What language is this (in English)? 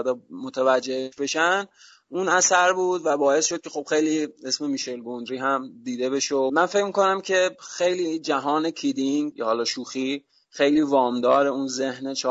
Persian